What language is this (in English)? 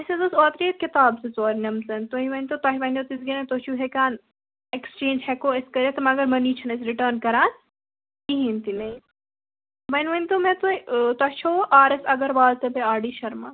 Kashmiri